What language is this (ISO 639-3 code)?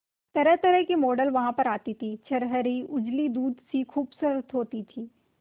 hin